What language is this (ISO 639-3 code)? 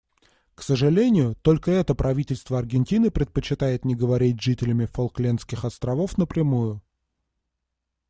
rus